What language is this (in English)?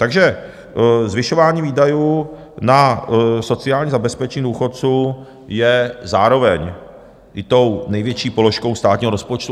Czech